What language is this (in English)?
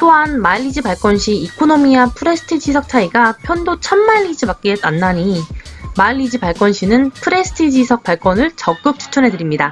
Korean